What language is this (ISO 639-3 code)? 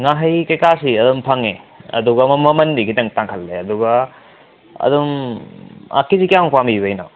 mni